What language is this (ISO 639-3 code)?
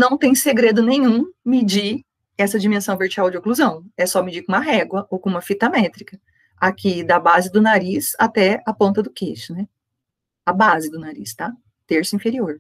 por